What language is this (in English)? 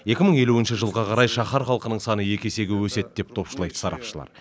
Kazakh